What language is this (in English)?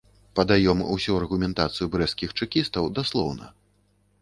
Belarusian